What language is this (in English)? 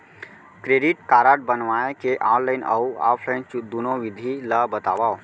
Chhattisgarhi